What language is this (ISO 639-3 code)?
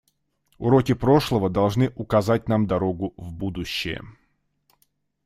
rus